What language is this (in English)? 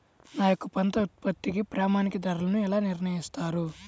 Telugu